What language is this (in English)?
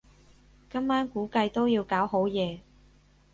Cantonese